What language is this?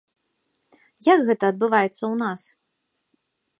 Belarusian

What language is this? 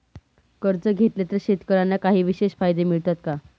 Marathi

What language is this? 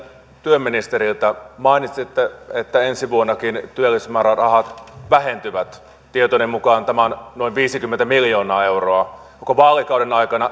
Finnish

